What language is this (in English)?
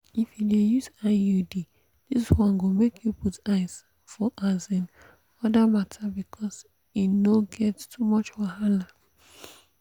Nigerian Pidgin